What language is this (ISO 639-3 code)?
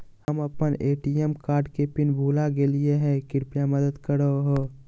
mag